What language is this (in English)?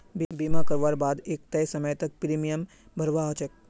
Magahi